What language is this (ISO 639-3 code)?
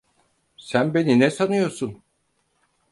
tur